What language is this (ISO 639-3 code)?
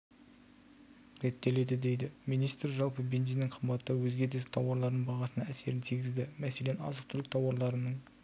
kaz